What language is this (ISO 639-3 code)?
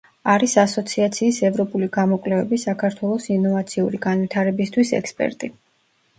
kat